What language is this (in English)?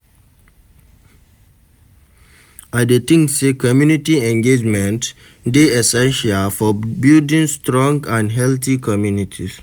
Nigerian Pidgin